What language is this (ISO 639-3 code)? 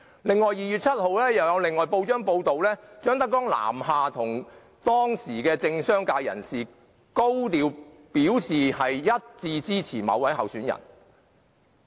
yue